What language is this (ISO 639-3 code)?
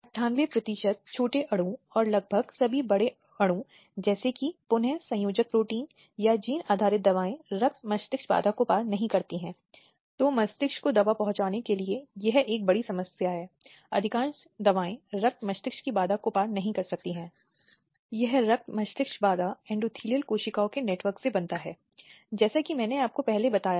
hin